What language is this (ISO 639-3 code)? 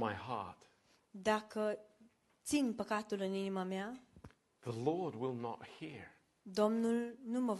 ron